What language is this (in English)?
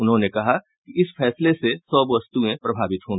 Hindi